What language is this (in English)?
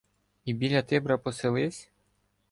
Ukrainian